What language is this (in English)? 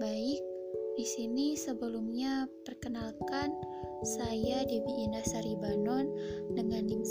Indonesian